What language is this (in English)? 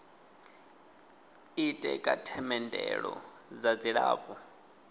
Venda